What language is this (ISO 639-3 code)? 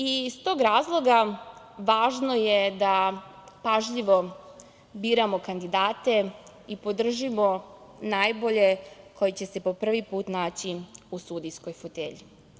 srp